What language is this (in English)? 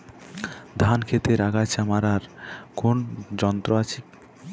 Bangla